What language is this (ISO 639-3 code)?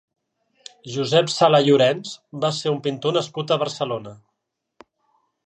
cat